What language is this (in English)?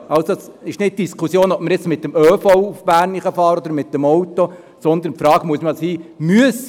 Swiss German